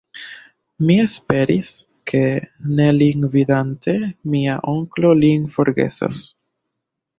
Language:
Esperanto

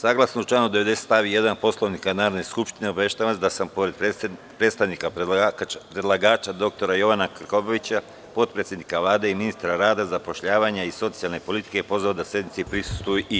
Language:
Serbian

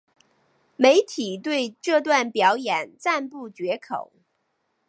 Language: Chinese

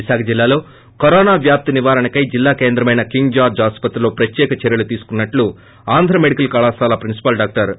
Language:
Telugu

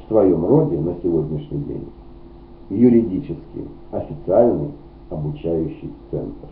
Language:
Russian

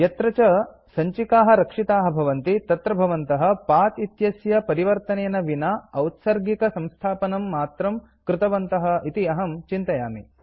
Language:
Sanskrit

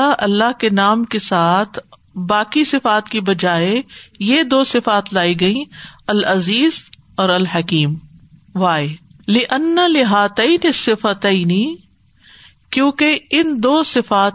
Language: Urdu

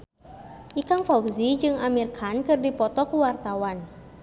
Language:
Sundanese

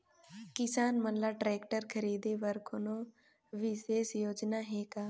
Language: Chhattisgarhi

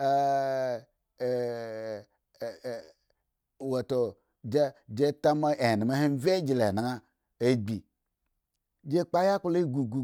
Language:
Eggon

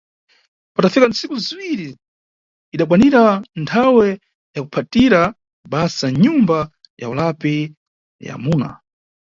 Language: Nyungwe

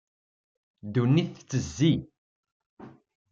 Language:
Kabyle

